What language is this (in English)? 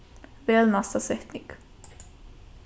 Faroese